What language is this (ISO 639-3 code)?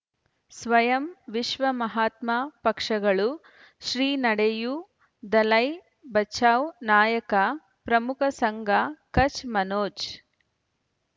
kan